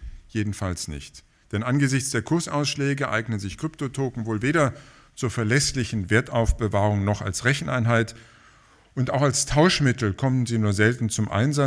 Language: German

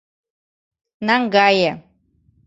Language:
Mari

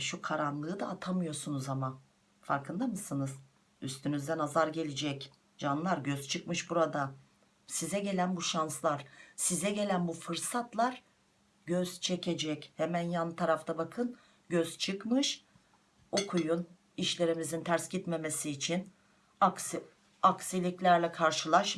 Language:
Turkish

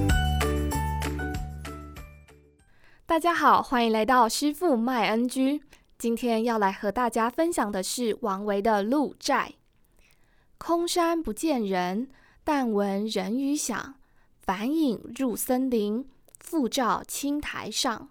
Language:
Chinese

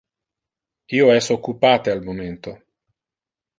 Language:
Interlingua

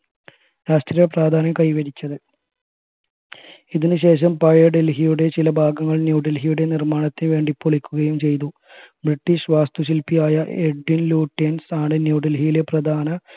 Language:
Malayalam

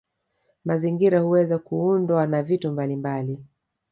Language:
Swahili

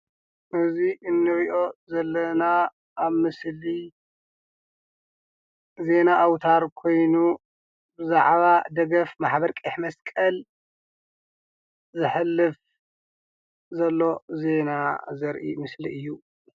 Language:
Tigrinya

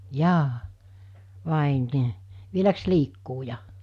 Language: Finnish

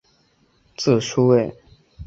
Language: Chinese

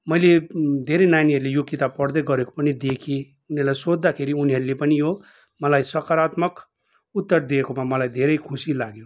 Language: Nepali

